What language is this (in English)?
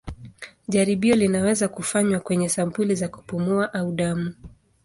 Swahili